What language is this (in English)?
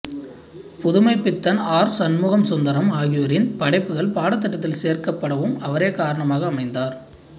Tamil